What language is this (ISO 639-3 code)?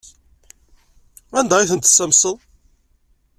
kab